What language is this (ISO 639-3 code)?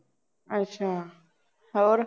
pan